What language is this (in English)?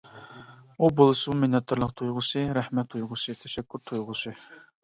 Uyghur